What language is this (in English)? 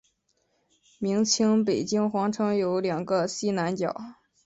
Chinese